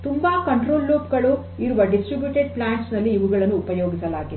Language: Kannada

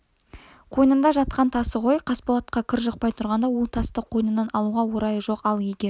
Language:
Kazakh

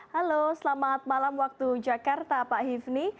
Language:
Indonesian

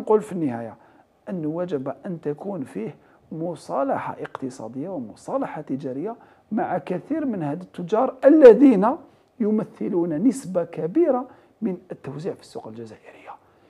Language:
Arabic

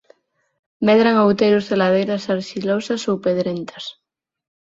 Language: Galician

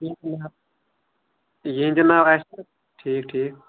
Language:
Kashmiri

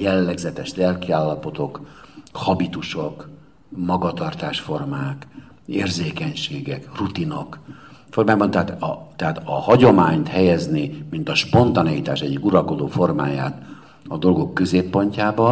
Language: Hungarian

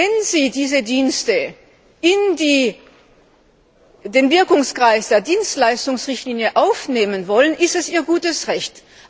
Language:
German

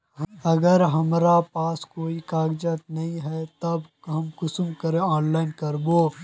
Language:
Magahi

